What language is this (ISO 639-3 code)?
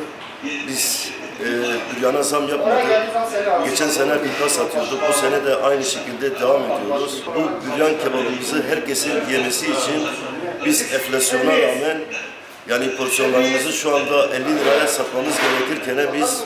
tur